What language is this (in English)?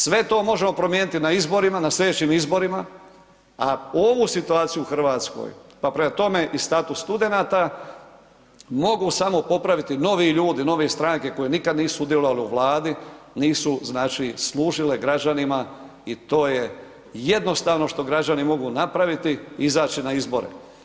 Croatian